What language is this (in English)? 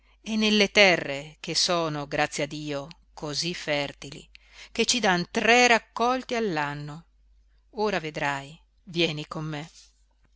Italian